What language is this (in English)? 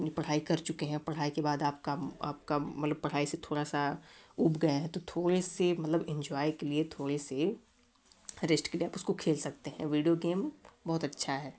Hindi